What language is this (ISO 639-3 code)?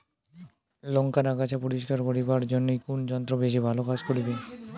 ben